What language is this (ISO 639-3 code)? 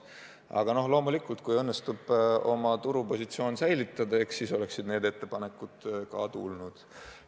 est